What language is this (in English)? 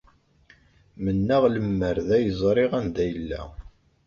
Kabyle